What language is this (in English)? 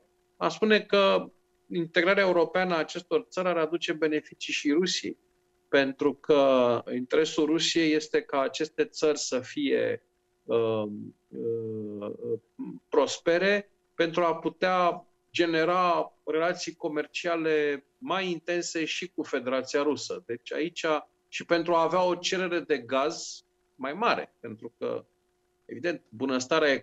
Romanian